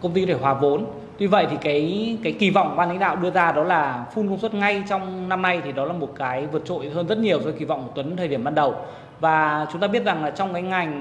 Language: Vietnamese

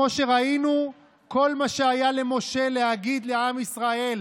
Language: Hebrew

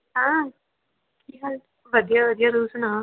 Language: Punjabi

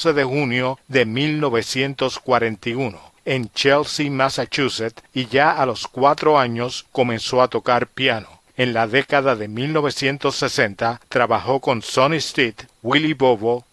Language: Spanish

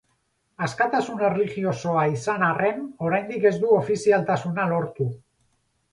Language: Basque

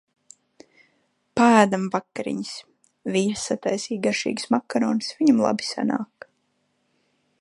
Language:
Latvian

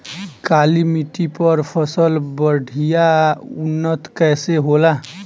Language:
Bhojpuri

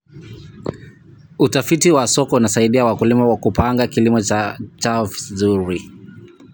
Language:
Kalenjin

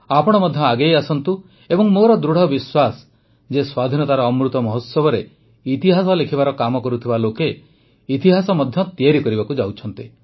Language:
Odia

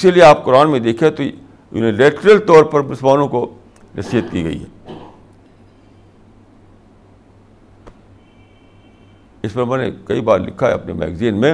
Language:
Urdu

